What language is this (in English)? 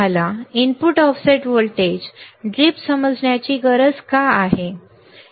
Marathi